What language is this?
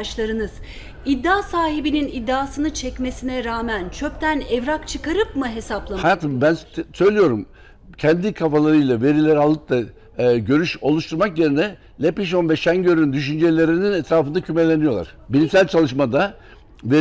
Turkish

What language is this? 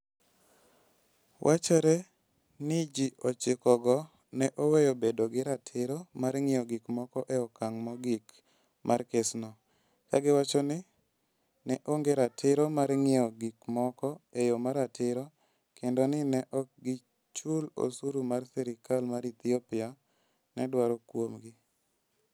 Luo (Kenya and Tanzania)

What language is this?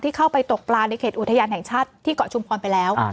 Thai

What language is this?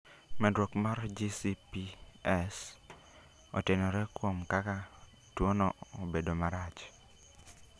Luo (Kenya and Tanzania)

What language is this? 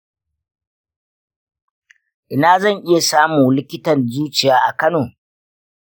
Hausa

